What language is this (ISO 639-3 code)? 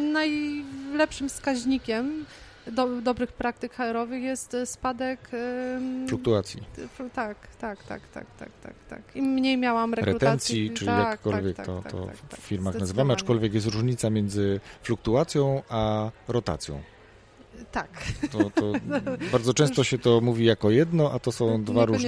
pol